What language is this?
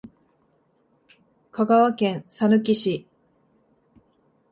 Japanese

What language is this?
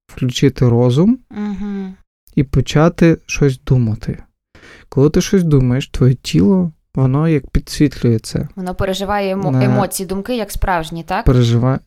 Ukrainian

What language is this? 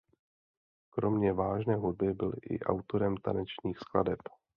Czech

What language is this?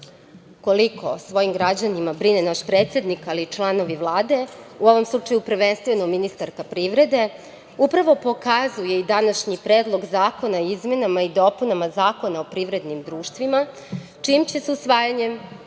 Serbian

